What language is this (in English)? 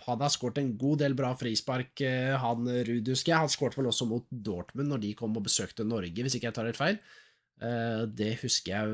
Norwegian